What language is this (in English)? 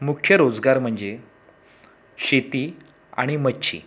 Marathi